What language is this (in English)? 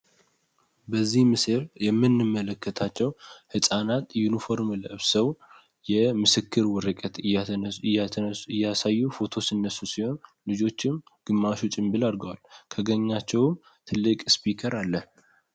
Amharic